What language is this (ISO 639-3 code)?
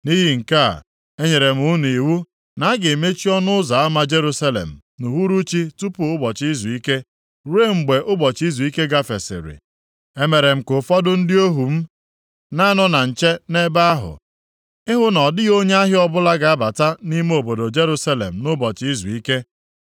ibo